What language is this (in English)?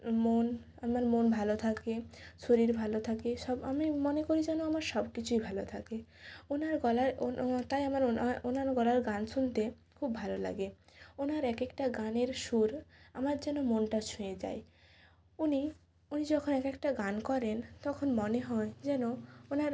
Bangla